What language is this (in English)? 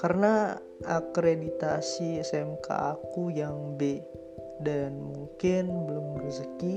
Indonesian